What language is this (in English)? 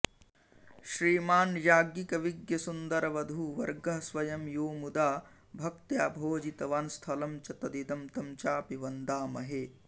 Sanskrit